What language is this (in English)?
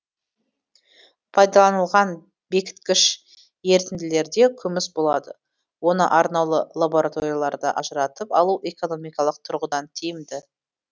Kazakh